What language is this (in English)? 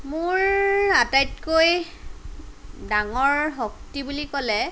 Assamese